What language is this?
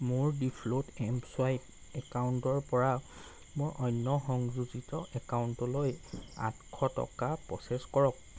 Assamese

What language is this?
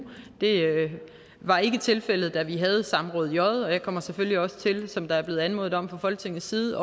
Danish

